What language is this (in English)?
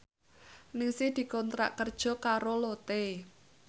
Javanese